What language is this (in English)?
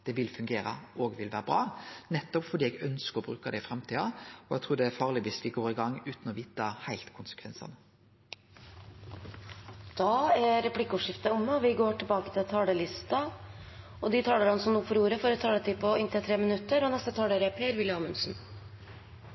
Norwegian